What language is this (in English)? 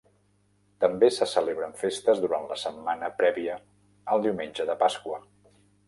Catalan